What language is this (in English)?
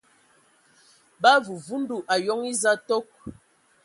Ewondo